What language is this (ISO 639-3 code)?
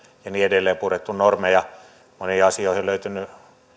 fin